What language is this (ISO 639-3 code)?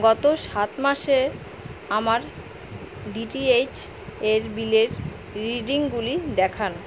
ben